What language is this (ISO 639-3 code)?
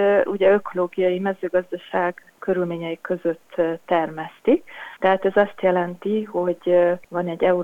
hun